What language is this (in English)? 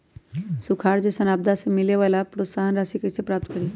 Magahi